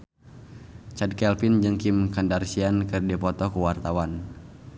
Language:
Sundanese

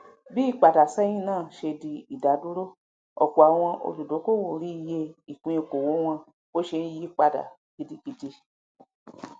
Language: Yoruba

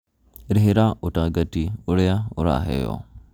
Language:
Kikuyu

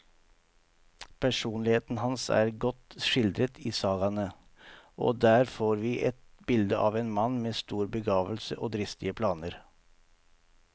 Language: Norwegian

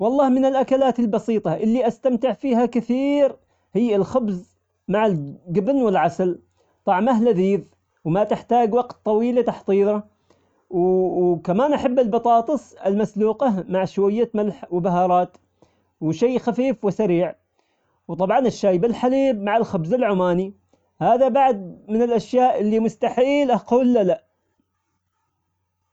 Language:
Omani Arabic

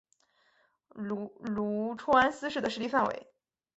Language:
Chinese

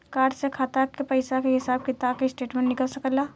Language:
Bhojpuri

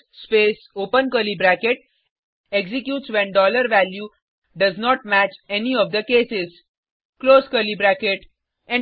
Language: Hindi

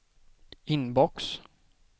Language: Swedish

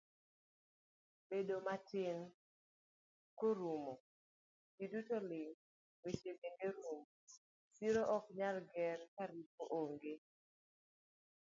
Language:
Luo (Kenya and Tanzania)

